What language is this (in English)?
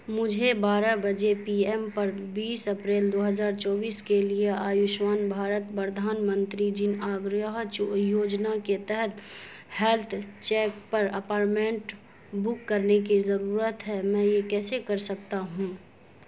Urdu